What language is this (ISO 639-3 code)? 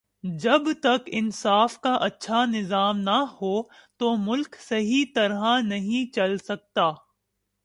urd